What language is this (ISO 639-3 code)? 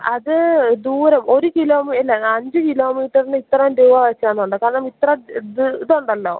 mal